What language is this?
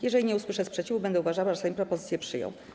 Polish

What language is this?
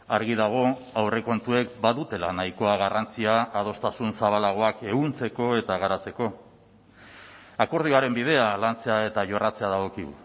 Basque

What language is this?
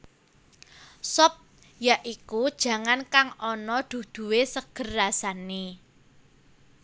Javanese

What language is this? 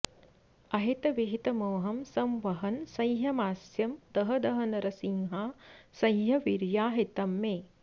Sanskrit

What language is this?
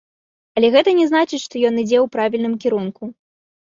Belarusian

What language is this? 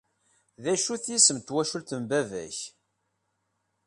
Kabyle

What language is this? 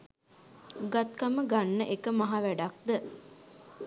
Sinhala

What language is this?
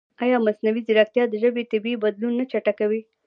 Pashto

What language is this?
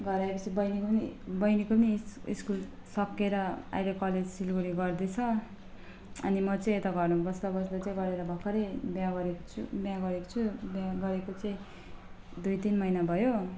Nepali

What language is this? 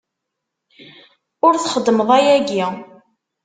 Kabyle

